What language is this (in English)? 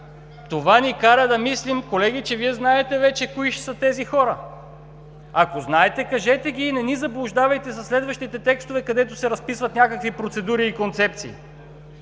Bulgarian